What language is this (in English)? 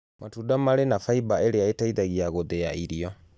Kikuyu